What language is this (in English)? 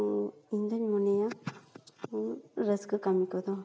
Santali